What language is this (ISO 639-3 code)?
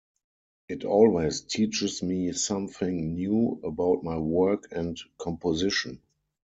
eng